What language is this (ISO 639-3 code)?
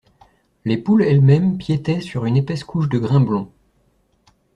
fra